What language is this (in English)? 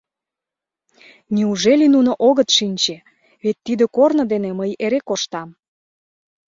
Mari